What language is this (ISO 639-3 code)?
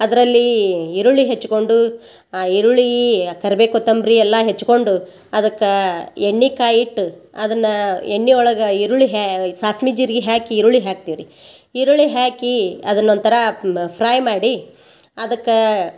kan